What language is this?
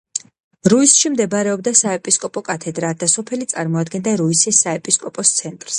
Georgian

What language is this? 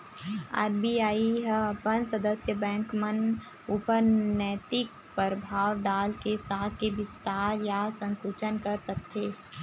Chhattisgarhi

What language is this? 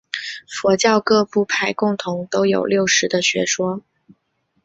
Chinese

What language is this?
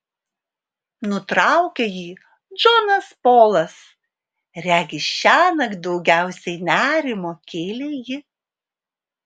Lithuanian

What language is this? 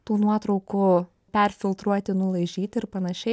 Lithuanian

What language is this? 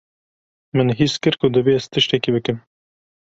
Kurdish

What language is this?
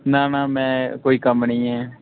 Dogri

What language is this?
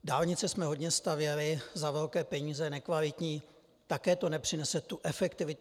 Czech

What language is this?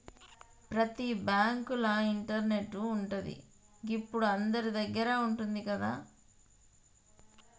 Telugu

